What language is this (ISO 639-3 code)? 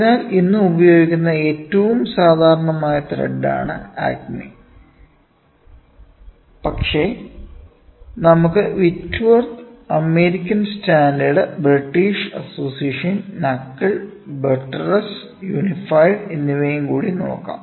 mal